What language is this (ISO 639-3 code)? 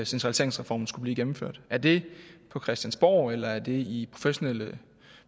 dan